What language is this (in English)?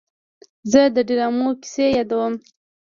Pashto